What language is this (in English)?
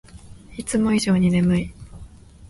Japanese